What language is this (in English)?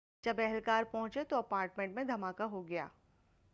Urdu